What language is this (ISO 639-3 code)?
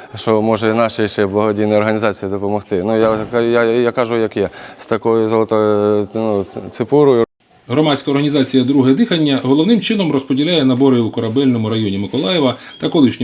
ukr